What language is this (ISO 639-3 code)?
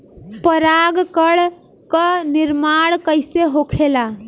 bho